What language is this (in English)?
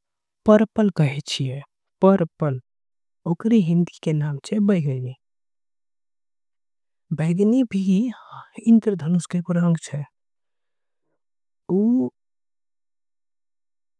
Angika